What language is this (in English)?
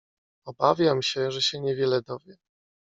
Polish